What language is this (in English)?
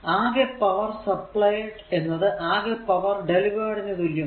Malayalam